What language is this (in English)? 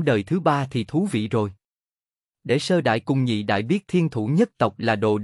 Vietnamese